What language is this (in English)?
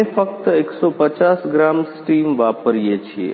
Gujarati